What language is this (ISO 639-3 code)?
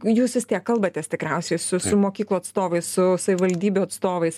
lit